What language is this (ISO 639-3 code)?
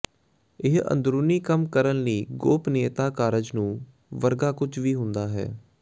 pan